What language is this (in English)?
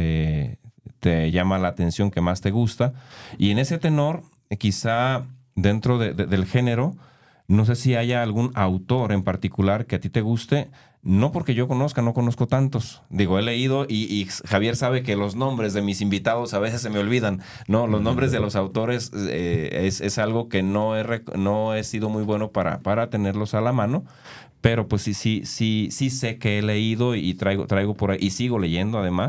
Spanish